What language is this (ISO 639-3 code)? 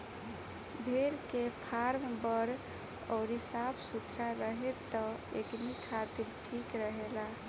bho